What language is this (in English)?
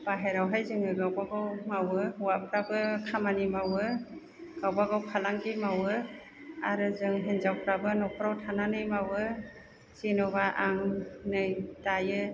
Bodo